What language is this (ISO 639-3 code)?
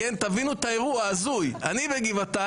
heb